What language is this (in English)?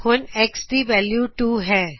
Punjabi